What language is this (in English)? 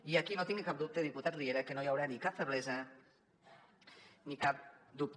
Catalan